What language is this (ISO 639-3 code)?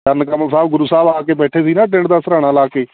pan